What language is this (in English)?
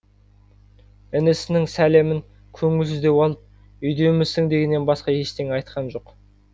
Kazakh